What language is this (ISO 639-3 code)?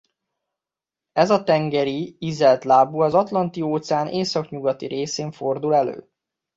hun